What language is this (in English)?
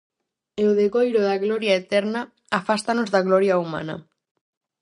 Galician